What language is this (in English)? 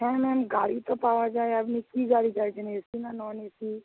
Bangla